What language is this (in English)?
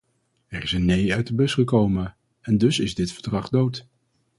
Dutch